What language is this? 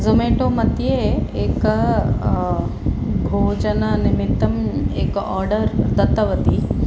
Sanskrit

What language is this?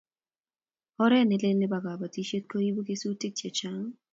Kalenjin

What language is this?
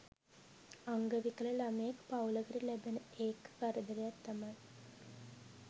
Sinhala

